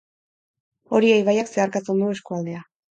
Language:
Basque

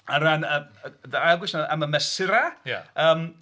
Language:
Welsh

